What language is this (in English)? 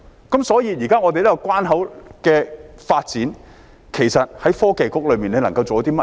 Cantonese